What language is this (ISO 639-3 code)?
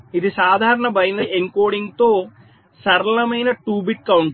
tel